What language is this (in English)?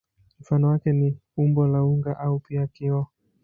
Swahili